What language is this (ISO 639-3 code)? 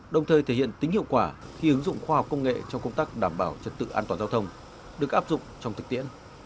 vie